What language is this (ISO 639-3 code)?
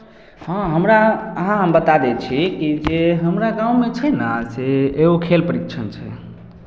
mai